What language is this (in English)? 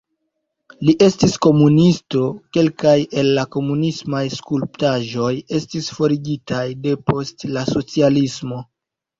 Esperanto